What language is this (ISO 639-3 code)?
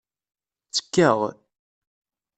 kab